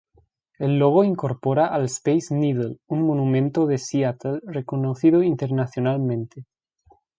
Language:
Spanish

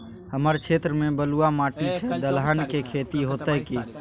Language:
Maithili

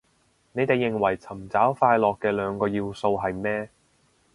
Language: Cantonese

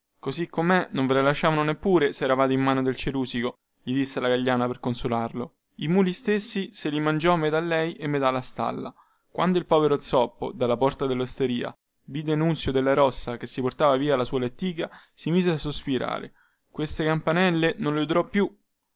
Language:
Italian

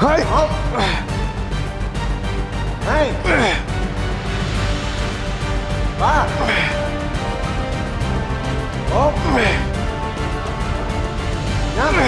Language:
Vietnamese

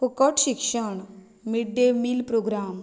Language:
Konkani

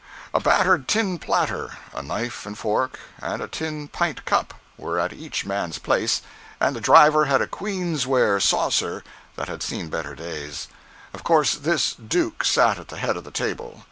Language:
English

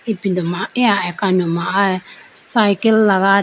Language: Idu-Mishmi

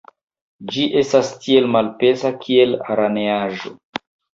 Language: Esperanto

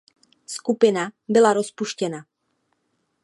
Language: Czech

